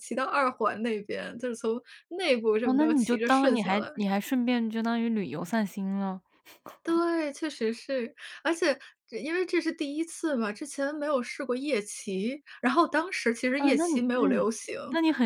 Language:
Chinese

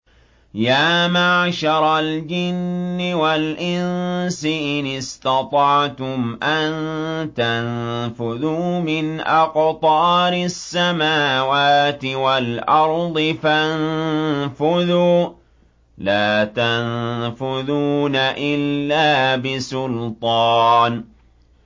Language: Arabic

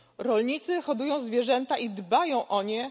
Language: Polish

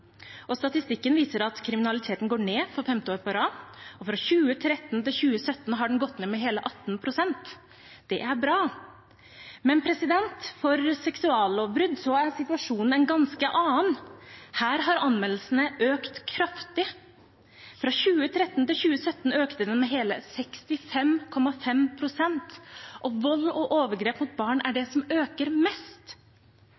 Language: Norwegian Bokmål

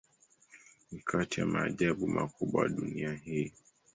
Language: Swahili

